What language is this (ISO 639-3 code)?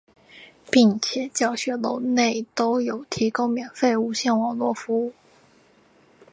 zho